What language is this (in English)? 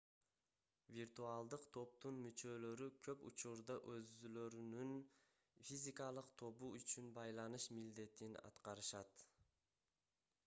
Kyrgyz